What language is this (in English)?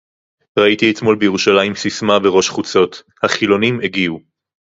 Hebrew